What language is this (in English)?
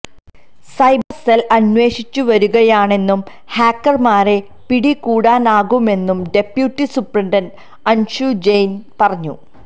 Malayalam